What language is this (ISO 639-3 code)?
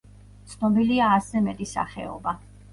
kat